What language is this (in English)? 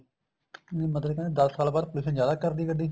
Punjabi